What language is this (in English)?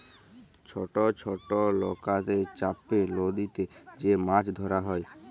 Bangla